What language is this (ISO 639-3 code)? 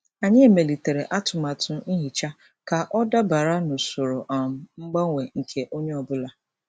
ibo